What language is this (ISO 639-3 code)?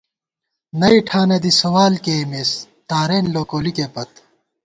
gwt